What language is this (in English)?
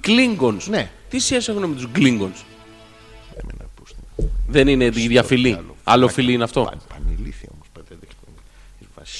Greek